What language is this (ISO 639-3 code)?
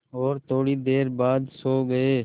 hin